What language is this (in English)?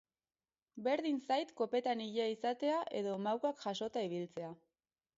Basque